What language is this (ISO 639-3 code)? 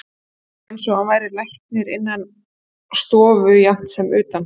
isl